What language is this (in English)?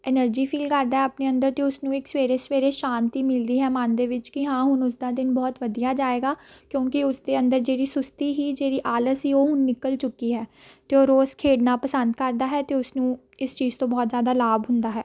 Punjabi